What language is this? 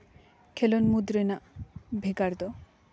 Santali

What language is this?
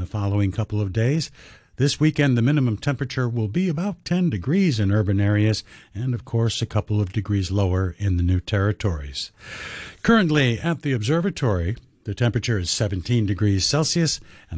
English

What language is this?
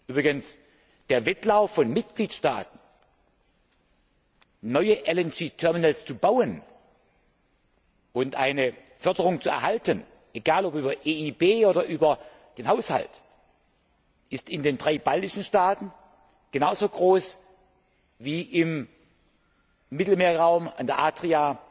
German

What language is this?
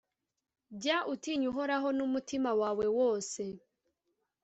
Kinyarwanda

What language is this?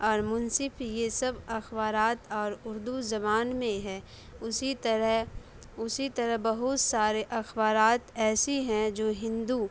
Urdu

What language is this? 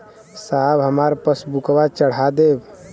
Bhojpuri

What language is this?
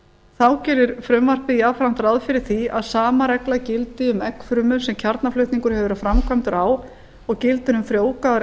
Icelandic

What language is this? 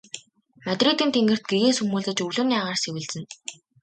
Mongolian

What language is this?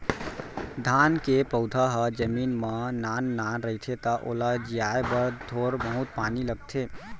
Chhattisgarhi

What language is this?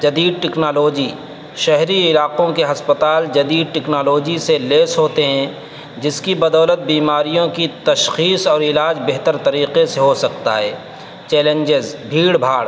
Urdu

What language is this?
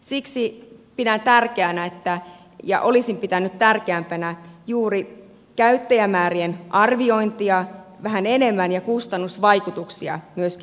Finnish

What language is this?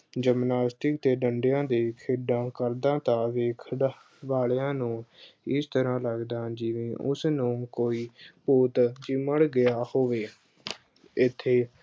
Punjabi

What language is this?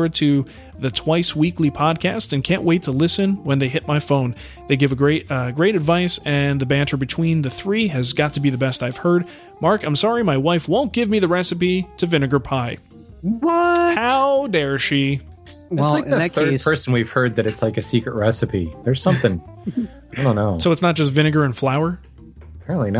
English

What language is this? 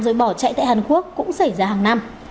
Vietnamese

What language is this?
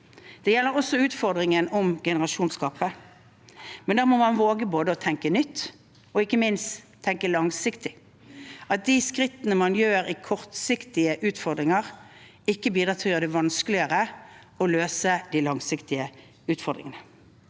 Norwegian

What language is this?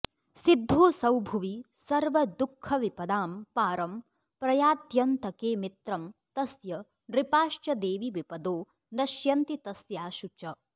Sanskrit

